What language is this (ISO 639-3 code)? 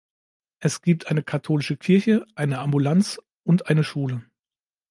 deu